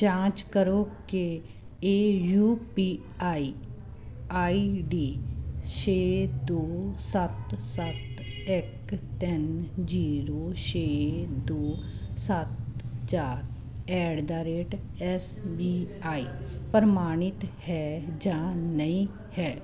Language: Punjabi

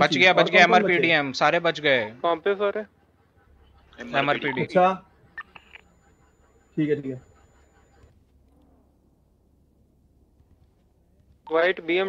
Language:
Hindi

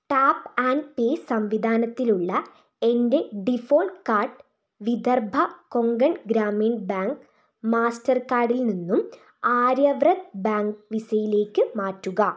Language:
Malayalam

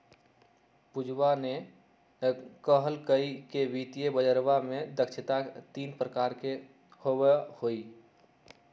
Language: Magahi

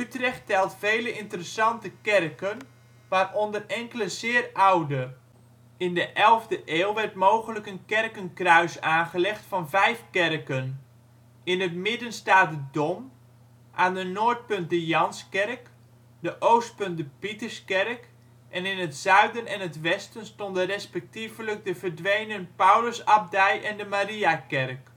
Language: Dutch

